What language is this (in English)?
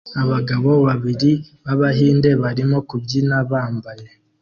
Kinyarwanda